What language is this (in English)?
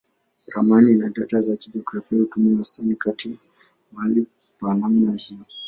Swahili